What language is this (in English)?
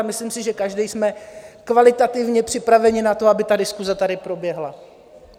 Czech